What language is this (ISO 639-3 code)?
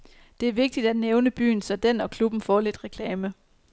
dan